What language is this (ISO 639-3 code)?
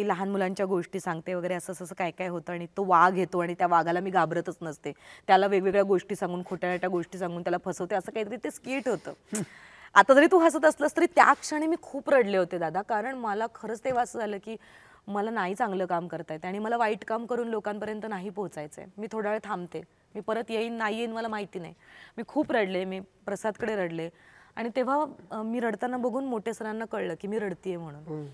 mar